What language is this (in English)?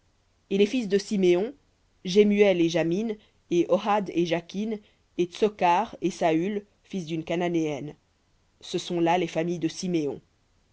French